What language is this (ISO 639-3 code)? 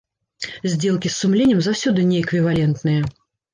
bel